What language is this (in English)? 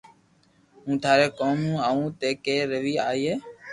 Loarki